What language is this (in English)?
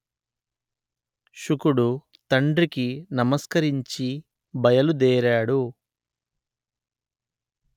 Telugu